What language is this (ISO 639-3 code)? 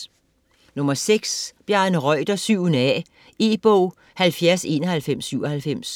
dan